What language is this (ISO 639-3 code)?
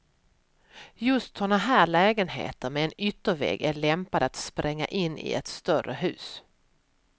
swe